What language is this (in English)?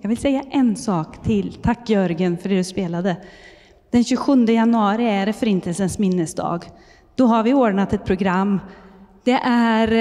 Swedish